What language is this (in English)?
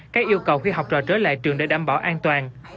Vietnamese